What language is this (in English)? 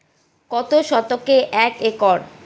Bangla